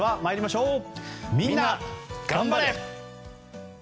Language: Japanese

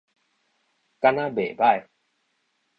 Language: Min Nan Chinese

